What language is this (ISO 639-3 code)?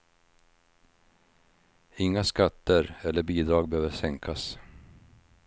swe